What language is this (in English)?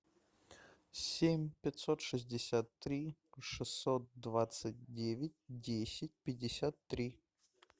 Russian